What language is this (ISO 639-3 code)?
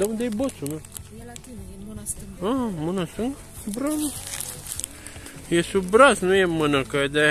ron